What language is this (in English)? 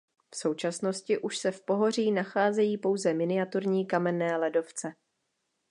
Czech